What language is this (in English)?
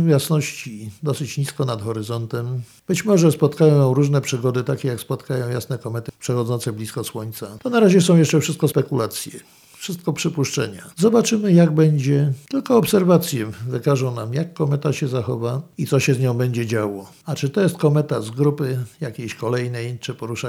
Polish